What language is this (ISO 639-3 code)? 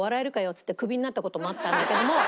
jpn